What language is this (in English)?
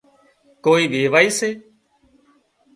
Wadiyara Koli